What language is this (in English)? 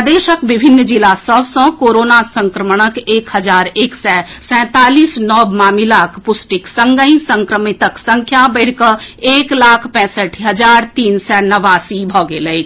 Maithili